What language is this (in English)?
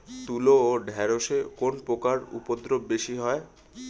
Bangla